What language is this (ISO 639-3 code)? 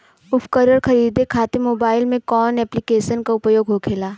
bho